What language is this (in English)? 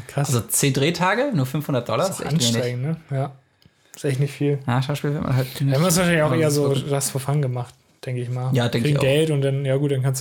German